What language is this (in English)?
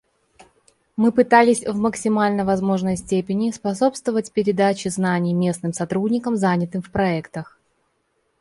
Russian